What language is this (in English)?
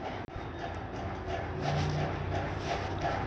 Hindi